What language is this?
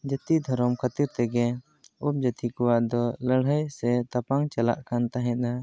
Santali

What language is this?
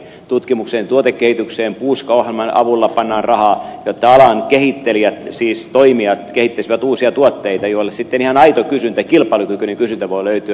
Finnish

